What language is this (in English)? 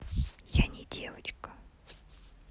Russian